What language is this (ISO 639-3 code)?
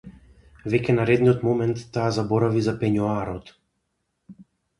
mkd